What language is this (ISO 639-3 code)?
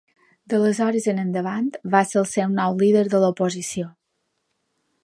cat